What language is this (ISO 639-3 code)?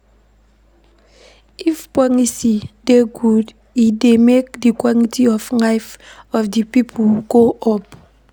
pcm